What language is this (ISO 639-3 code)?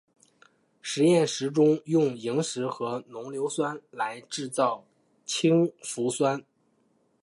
zho